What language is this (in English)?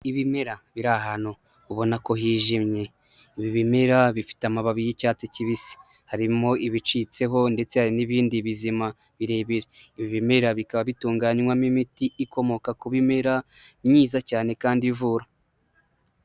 Kinyarwanda